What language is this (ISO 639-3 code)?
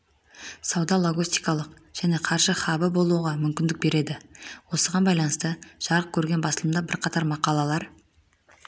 kaz